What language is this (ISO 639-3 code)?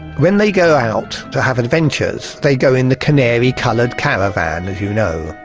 eng